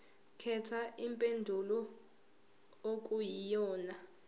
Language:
Zulu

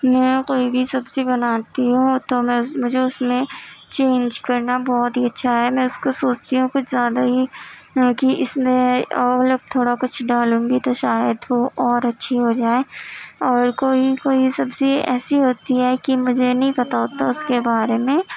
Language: Urdu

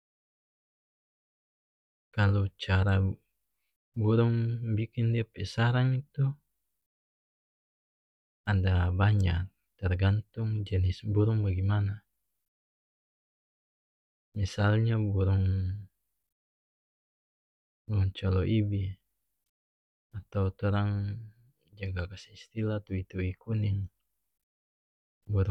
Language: North Moluccan Malay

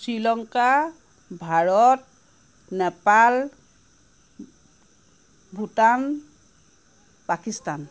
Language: Assamese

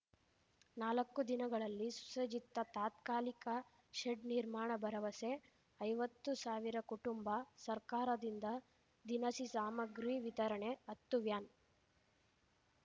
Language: Kannada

